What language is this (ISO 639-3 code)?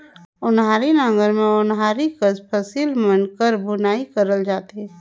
hne